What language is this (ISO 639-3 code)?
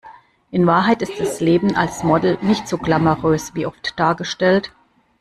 deu